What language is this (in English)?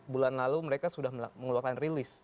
Indonesian